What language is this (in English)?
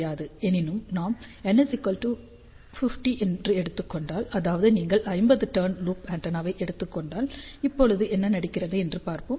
Tamil